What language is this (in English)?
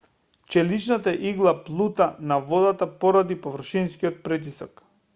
Macedonian